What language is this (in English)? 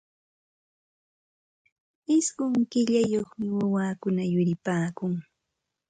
Santa Ana de Tusi Pasco Quechua